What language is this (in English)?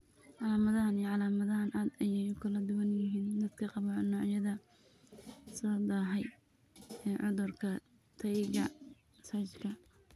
Somali